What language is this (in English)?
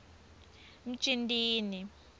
Swati